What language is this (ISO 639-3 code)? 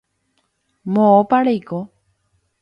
grn